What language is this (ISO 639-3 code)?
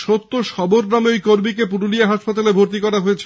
ben